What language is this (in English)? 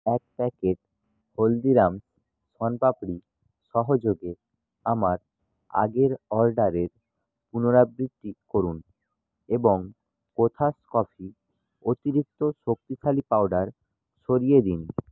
Bangla